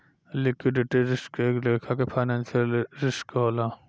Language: Bhojpuri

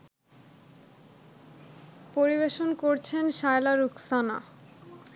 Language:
Bangla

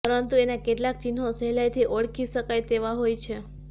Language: Gujarati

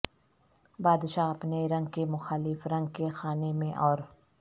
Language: Urdu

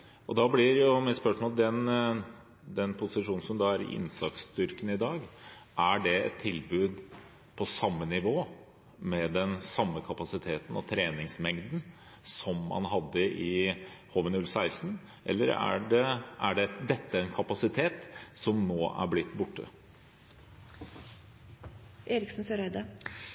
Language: Norwegian Bokmål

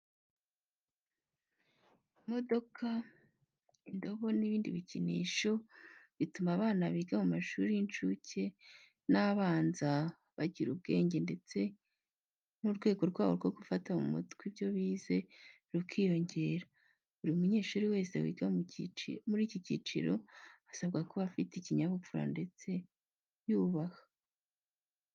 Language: Kinyarwanda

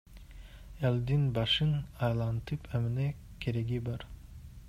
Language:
Kyrgyz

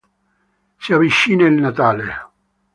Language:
Italian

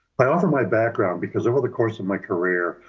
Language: English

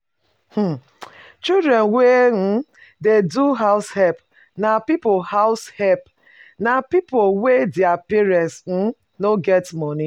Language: Nigerian Pidgin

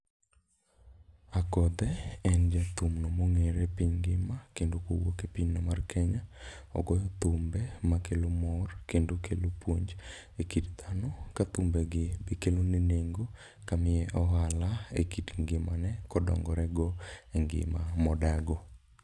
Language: Luo (Kenya and Tanzania)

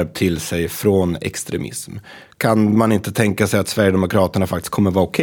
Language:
Swedish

